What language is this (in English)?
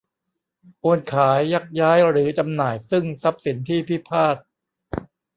Thai